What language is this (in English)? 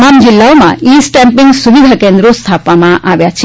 Gujarati